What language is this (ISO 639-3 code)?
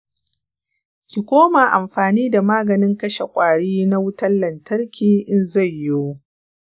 hau